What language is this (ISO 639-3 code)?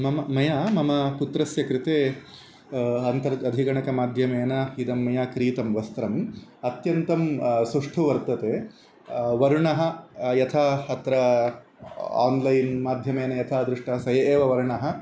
san